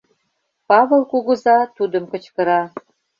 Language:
Mari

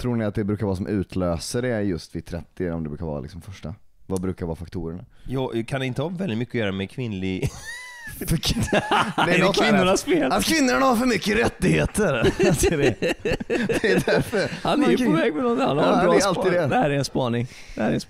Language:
Swedish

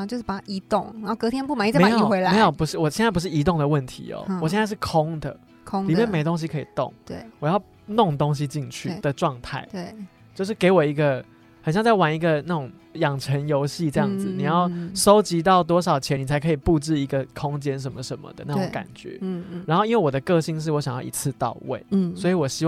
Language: Chinese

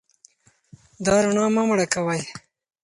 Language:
Pashto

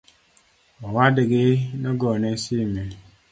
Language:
Luo (Kenya and Tanzania)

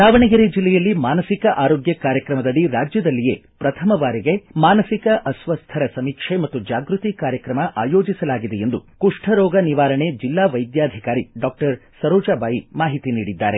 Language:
Kannada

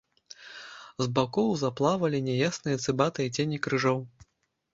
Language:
Belarusian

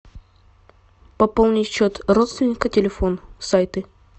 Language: Russian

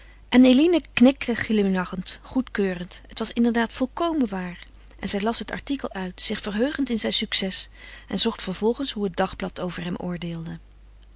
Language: Dutch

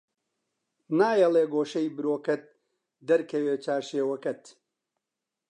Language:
Central Kurdish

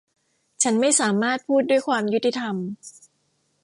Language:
Thai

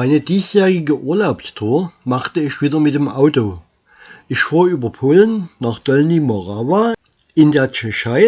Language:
German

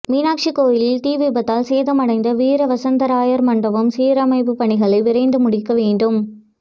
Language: Tamil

